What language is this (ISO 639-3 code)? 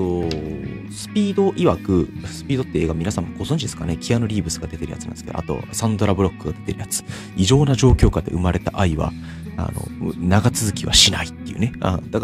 jpn